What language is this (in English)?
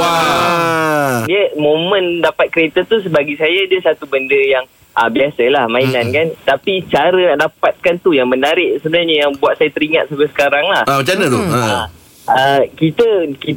Malay